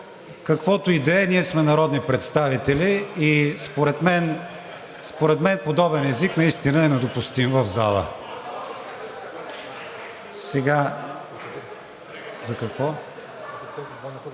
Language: Bulgarian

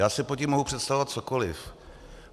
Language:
Czech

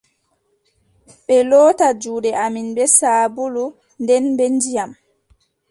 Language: Adamawa Fulfulde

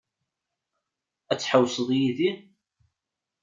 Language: Kabyle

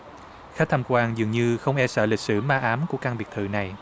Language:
Vietnamese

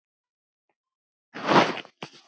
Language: Icelandic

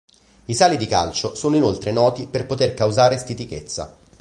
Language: Italian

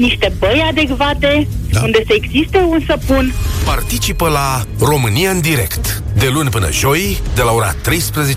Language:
Romanian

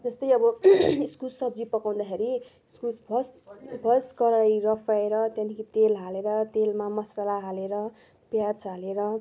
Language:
Nepali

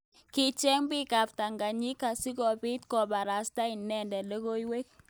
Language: Kalenjin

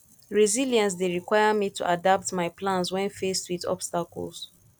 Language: Nigerian Pidgin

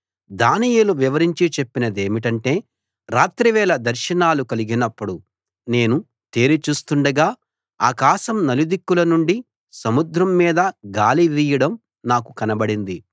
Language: Telugu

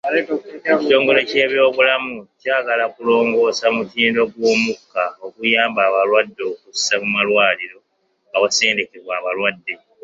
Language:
Ganda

